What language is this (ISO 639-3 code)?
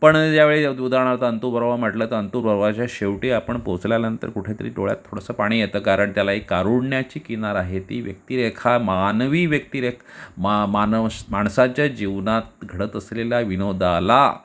mar